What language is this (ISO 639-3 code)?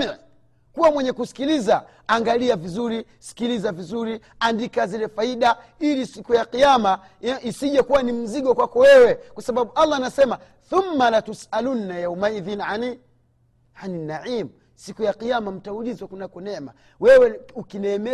swa